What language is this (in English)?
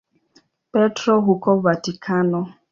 Swahili